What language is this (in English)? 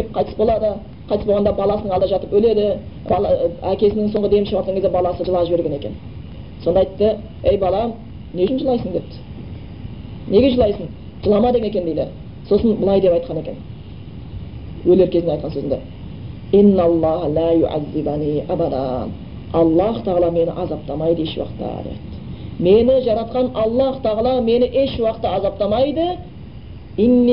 Bulgarian